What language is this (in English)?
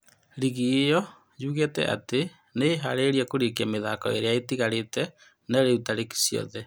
Kikuyu